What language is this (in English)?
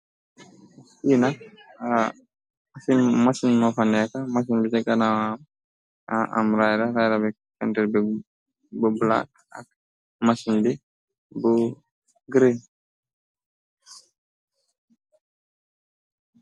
Wolof